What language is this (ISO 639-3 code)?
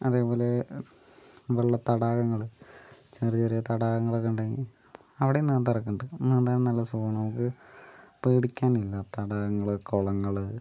mal